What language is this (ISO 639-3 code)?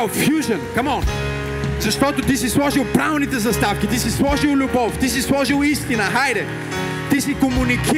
bul